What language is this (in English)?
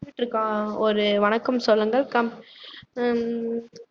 Tamil